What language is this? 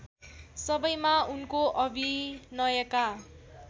Nepali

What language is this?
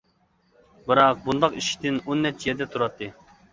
Uyghur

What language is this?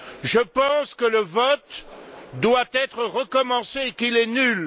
French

